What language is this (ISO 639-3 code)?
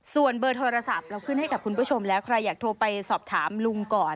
tha